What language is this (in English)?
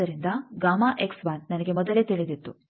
Kannada